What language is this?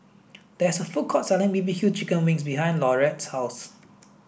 English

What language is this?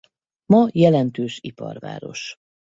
Hungarian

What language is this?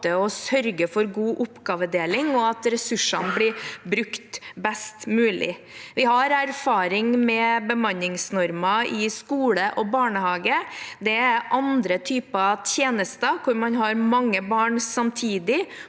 Norwegian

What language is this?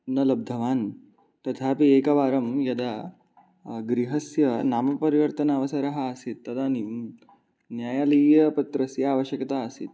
Sanskrit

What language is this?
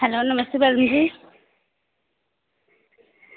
Dogri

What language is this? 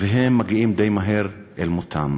Hebrew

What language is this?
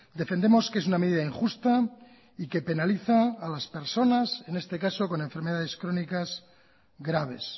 Spanish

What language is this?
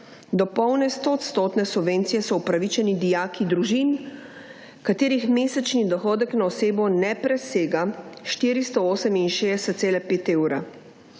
Slovenian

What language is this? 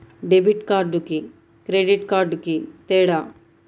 Telugu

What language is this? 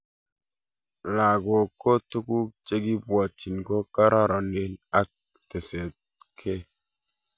Kalenjin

